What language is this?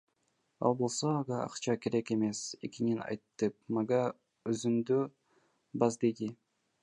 Kyrgyz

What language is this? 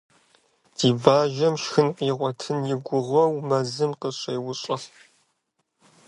Kabardian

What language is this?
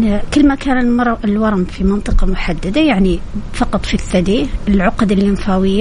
Arabic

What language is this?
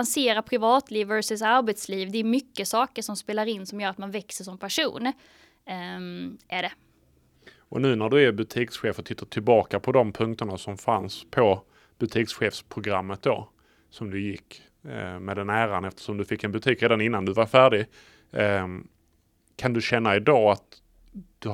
Swedish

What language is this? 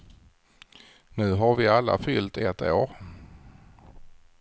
Swedish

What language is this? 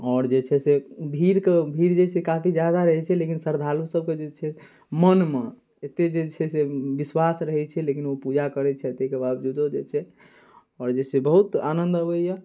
Maithili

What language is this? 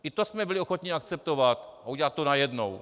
Czech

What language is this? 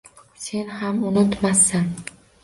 Uzbek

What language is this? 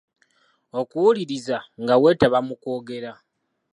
Ganda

